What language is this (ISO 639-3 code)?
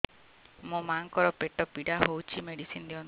ori